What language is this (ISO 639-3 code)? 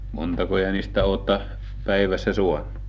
fin